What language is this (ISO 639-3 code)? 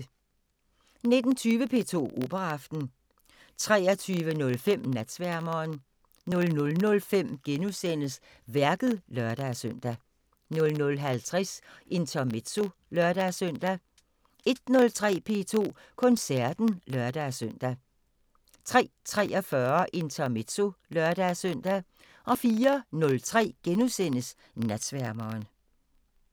dan